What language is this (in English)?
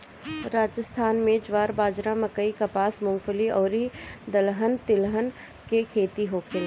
Bhojpuri